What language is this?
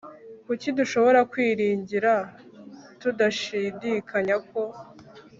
Kinyarwanda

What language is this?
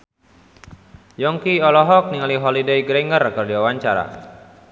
Sundanese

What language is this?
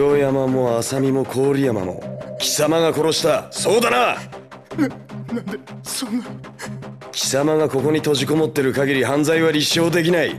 Japanese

